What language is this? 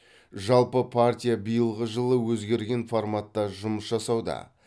Kazakh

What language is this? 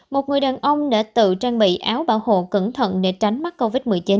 Vietnamese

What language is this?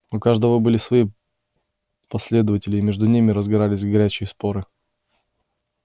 Russian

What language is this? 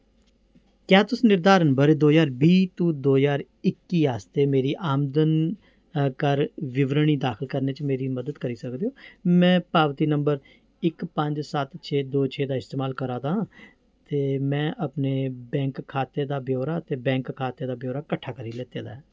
Dogri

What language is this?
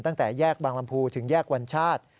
Thai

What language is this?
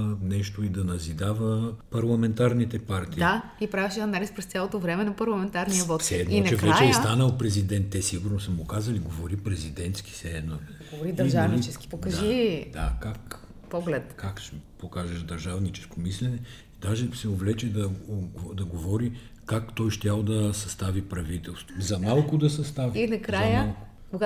Bulgarian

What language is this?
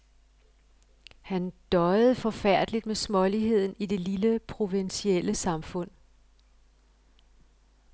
Danish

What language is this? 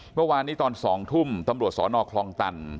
Thai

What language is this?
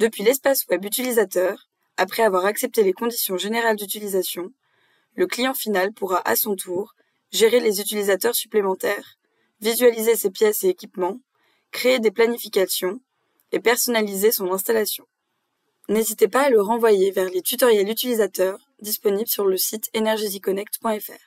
French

